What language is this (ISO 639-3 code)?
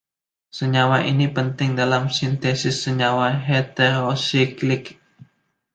ind